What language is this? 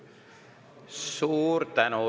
Estonian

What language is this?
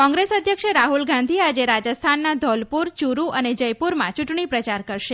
Gujarati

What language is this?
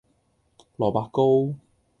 Cantonese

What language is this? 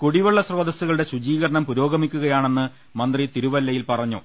Malayalam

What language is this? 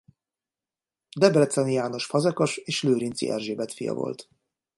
Hungarian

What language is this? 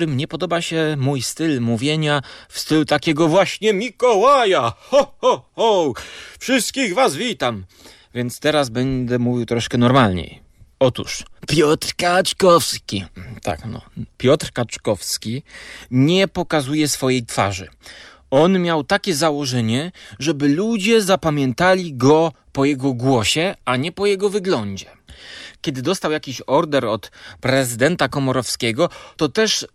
Polish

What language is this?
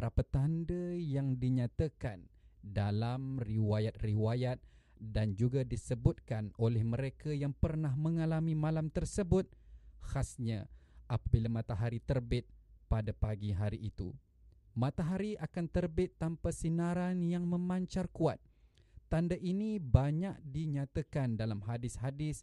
Malay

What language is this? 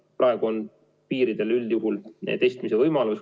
Estonian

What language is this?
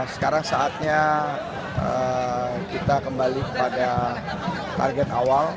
Indonesian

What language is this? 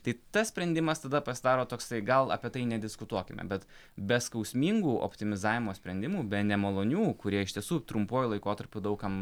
Lithuanian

